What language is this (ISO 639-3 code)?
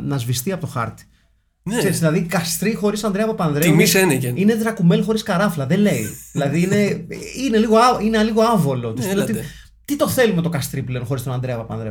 ell